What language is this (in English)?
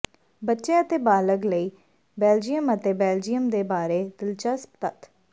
Punjabi